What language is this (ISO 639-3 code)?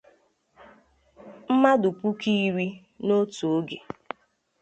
ibo